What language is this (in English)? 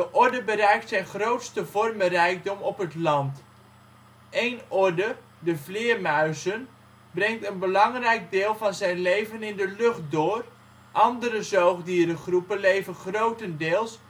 Dutch